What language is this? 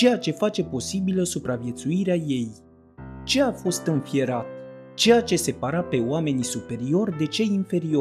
Romanian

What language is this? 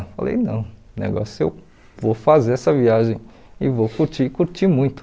Portuguese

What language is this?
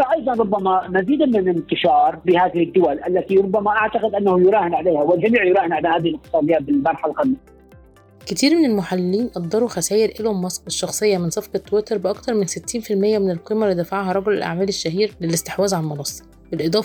Arabic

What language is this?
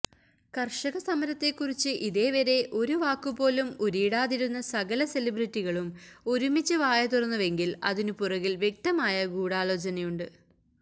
Malayalam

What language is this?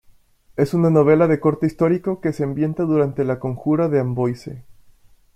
Spanish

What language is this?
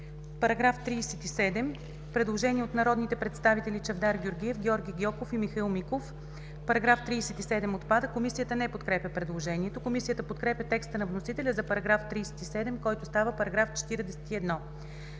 Bulgarian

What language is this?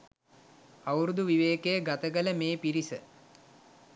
Sinhala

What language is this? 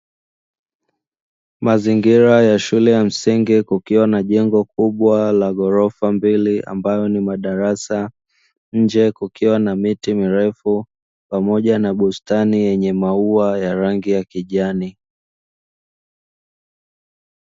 Swahili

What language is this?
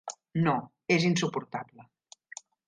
Catalan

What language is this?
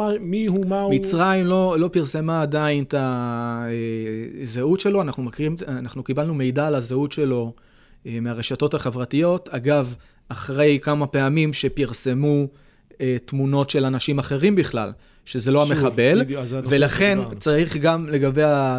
Hebrew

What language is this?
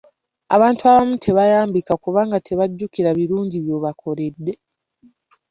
Ganda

